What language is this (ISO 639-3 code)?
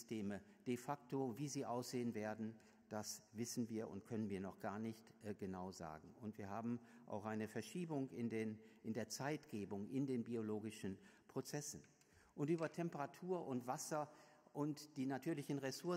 deu